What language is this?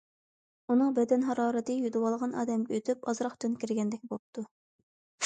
Uyghur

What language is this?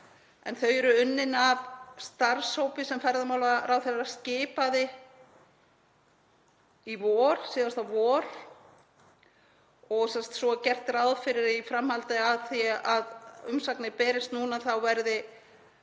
Icelandic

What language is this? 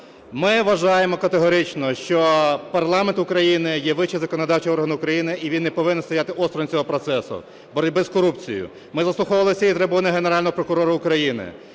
Ukrainian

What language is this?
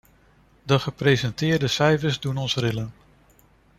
Dutch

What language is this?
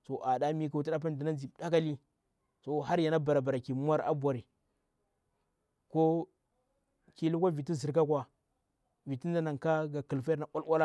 Bura-Pabir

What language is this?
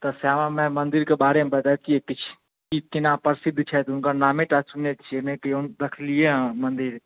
Maithili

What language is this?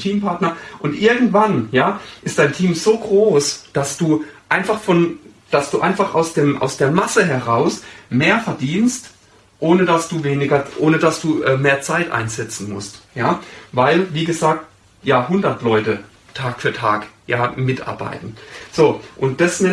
German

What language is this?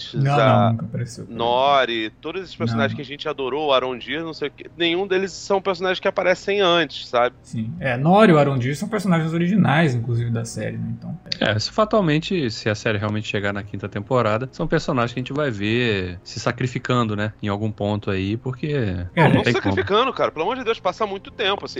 Portuguese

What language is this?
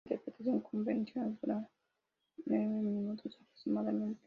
Spanish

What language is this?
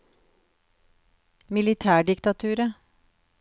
Norwegian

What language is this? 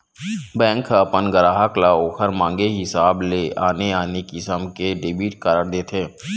Chhattisgarhi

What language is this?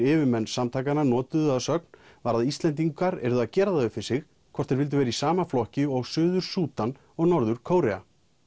Icelandic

